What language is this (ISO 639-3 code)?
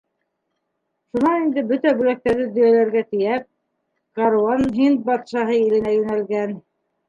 bak